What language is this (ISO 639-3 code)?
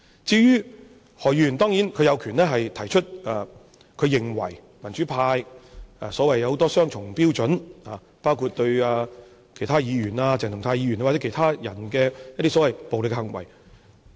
yue